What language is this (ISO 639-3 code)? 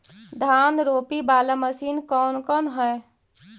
mag